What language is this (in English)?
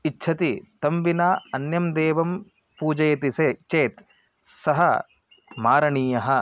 Sanskrit